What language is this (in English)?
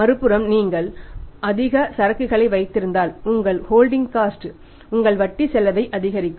Tamil